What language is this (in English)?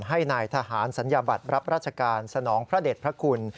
Thai